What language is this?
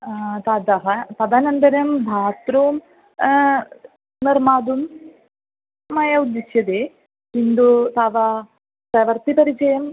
Sanskrit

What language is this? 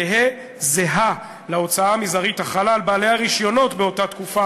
Hebrew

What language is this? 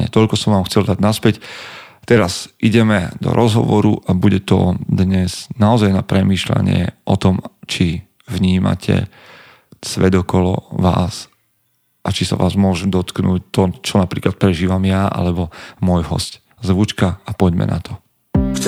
Slovak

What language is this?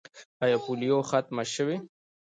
Pashto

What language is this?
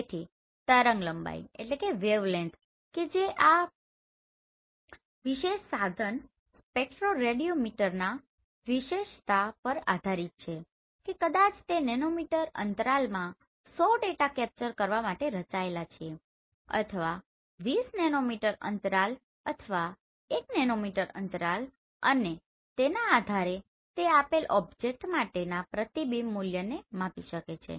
Gujarati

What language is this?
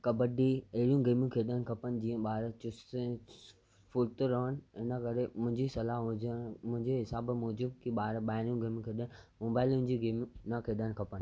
Sindhi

